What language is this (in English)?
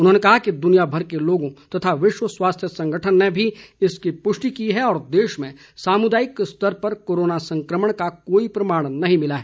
Hindi